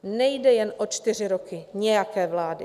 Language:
Czech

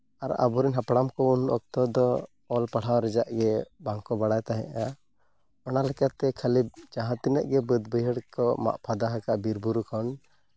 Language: Santali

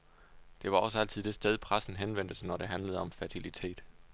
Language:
Danish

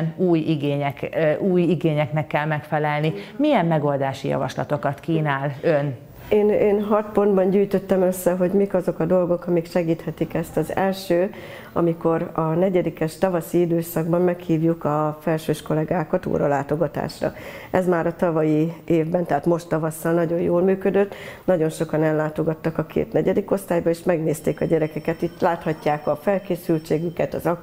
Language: Hungarian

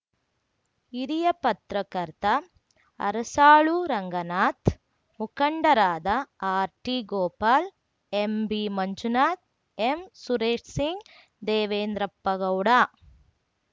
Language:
Kannada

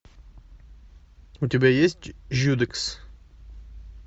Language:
Russian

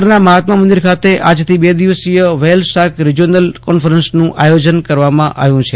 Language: Gujarati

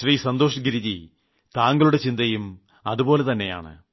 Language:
Malayalam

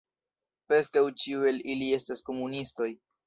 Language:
Esperanto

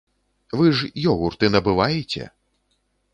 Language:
Belarusian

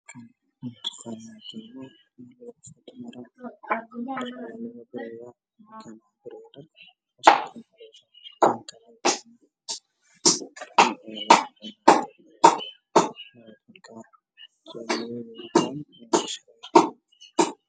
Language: Somali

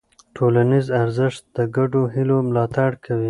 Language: Pashto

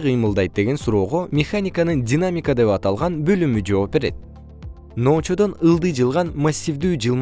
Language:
Kyrgyz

